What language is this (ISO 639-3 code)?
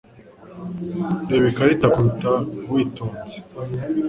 kin